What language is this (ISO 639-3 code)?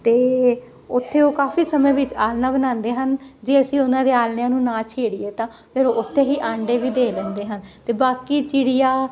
pan